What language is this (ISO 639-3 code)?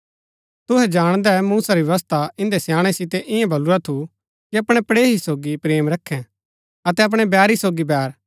gbk